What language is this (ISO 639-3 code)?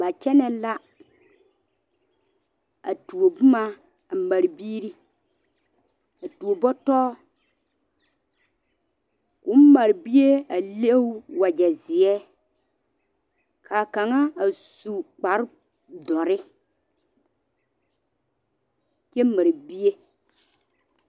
dga